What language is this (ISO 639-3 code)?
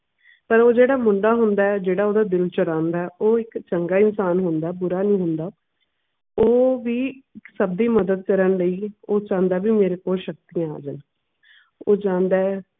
pan